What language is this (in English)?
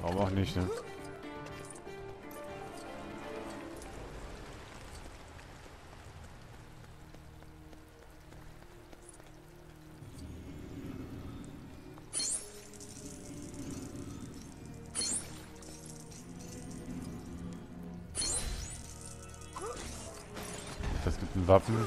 German